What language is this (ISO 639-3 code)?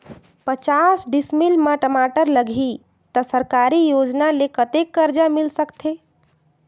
hne